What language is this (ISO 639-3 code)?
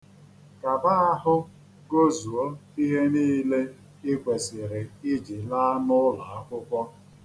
ibo